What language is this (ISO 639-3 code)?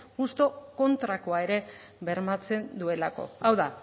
eus